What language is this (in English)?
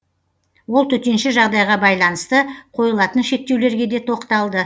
Kazakh